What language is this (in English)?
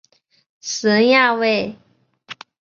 Chinese